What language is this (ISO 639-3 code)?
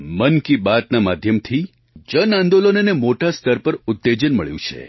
guj